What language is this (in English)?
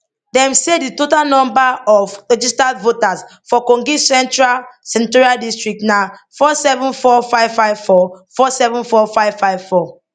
Nigerian Pidgin